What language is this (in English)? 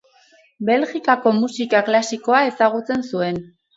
Basque